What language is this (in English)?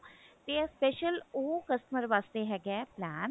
Punjabi